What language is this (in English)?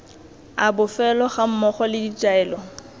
Tswana